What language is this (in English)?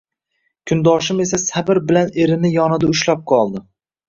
Uzbek